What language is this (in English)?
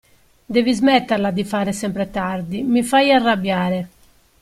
Italian